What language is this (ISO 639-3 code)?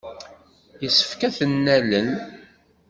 kab